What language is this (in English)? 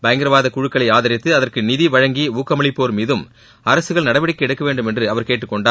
Tamil